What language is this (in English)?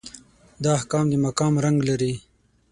Pashto